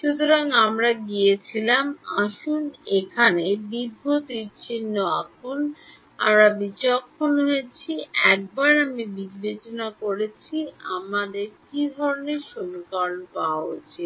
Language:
Bangla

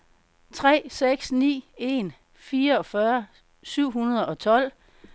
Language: Danish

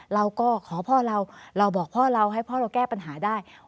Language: Thai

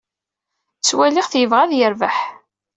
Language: Kabyle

